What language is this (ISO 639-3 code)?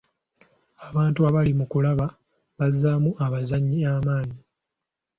lug